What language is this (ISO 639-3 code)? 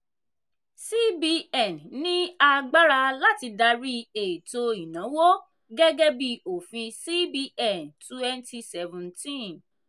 yor